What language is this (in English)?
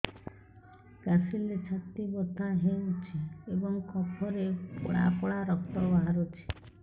Odia